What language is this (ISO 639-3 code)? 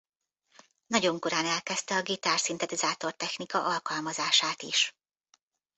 hun